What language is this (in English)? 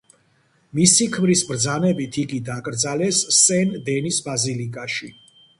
Georgian